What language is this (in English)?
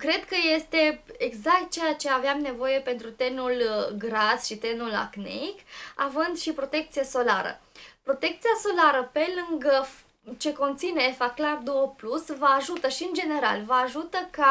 Romanian